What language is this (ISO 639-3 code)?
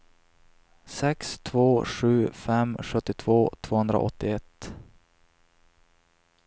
swe